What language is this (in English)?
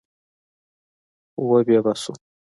Pashto